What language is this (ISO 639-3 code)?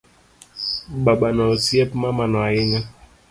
luo